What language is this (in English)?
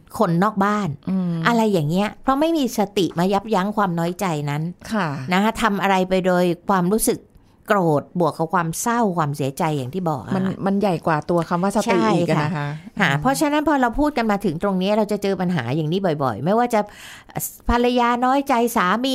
Thai